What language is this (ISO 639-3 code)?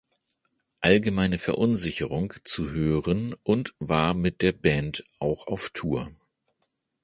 deu